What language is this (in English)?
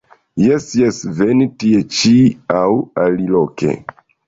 Esperanto